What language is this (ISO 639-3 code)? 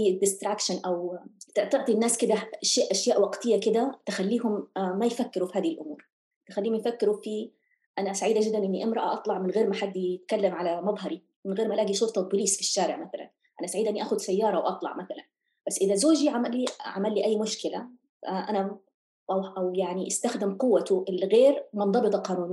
ara